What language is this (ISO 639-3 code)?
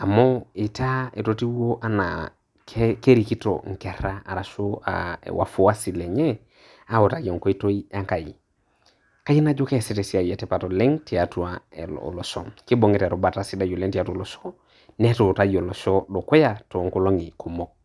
mas